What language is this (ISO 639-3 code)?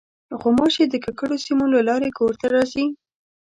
pus